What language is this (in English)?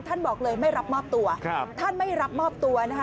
Thai